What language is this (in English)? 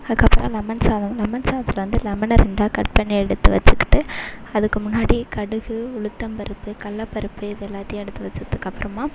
Tamil